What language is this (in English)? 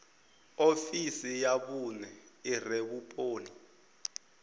Venda